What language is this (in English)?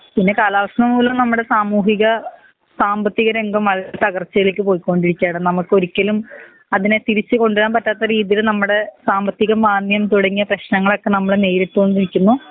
Malayalam